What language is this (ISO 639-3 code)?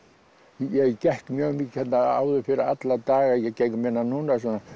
isl